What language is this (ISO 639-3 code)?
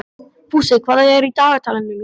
isl